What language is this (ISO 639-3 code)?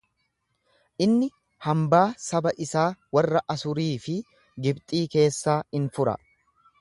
orm